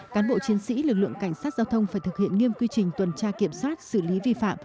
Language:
Vietnamese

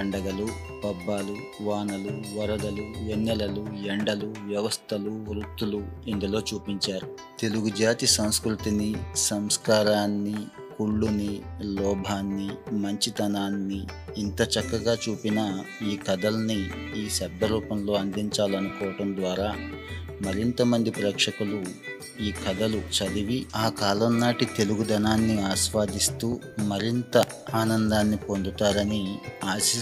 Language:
Telugu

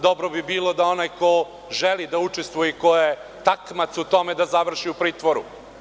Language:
Serbian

